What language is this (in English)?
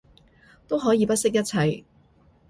Cantonese